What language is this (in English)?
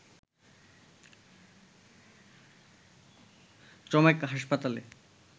Bangla